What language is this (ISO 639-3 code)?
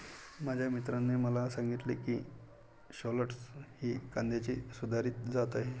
mar